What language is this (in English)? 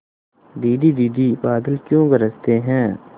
Hindi